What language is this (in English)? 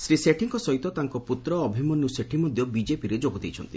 Odia